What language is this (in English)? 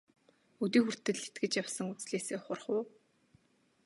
Mongolian